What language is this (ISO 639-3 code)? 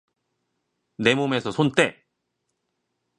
kor